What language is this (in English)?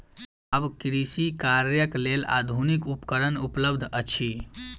Maithili